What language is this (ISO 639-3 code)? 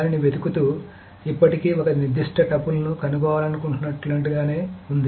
tel